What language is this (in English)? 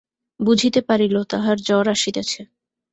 Bangla